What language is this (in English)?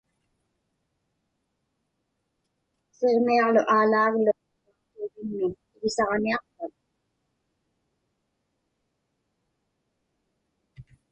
Inupiaq